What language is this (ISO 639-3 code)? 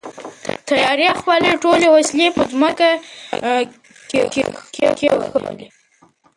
pus